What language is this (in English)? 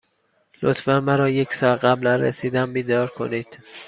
Persian